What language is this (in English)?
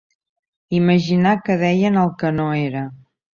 Catalan